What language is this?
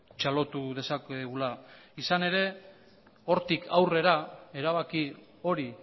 Basque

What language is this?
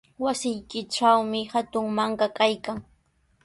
Sihuas Ancash Quechua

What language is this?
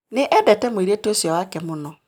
Kikuyu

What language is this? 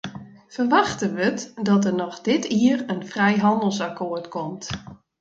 Western Frisian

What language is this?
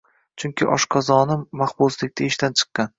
Uzbek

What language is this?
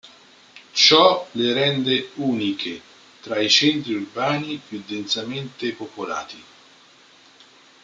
Italian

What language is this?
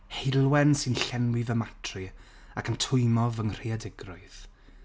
Welsh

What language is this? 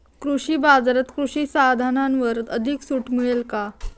Marathi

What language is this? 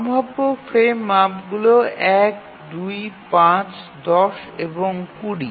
Bangla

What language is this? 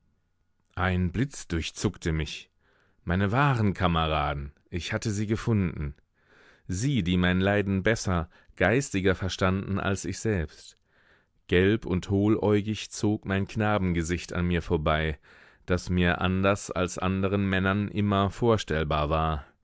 German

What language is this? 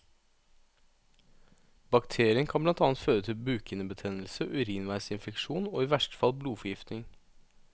Norwegian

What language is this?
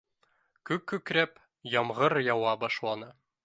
Bashkir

